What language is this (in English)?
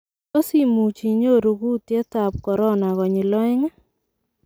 Kalenjin